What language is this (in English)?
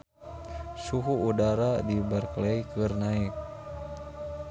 Sundanese